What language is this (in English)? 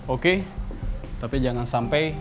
Indonesian